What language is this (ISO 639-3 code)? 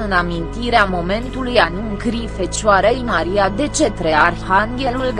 ron